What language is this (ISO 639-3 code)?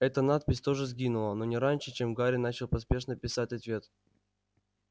rus